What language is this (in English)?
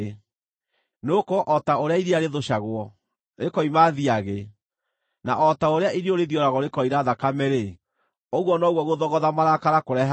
Kikuyu